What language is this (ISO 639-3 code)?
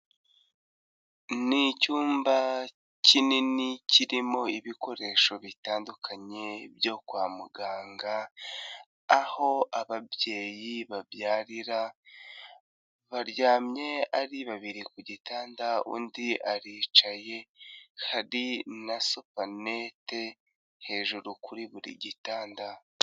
kin